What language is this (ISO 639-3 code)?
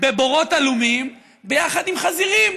heb